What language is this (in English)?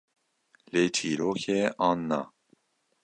Kurdish